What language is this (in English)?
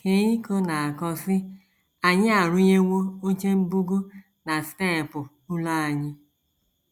Igbo